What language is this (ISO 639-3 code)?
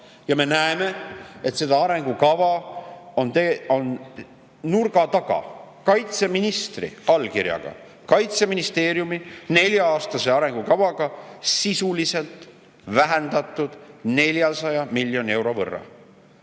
est